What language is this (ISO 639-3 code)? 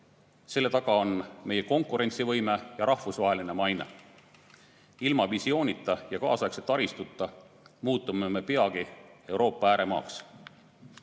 est